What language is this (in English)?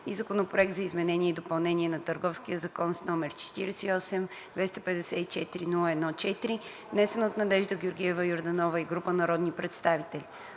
Bulgarian